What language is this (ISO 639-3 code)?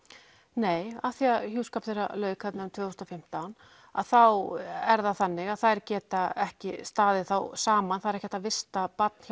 isl